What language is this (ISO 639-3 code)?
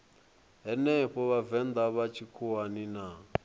ven